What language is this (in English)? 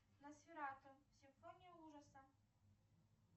Russian